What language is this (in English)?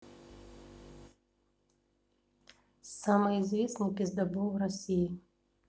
Russian